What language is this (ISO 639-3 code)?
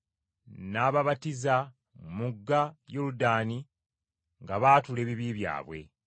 lug